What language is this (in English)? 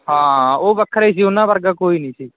Punjabi